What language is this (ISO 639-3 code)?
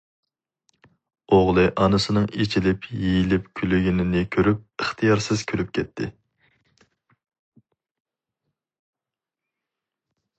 uig